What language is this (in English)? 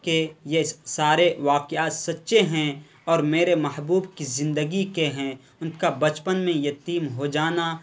Urdu